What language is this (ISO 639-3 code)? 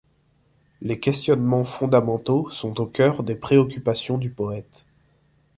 fra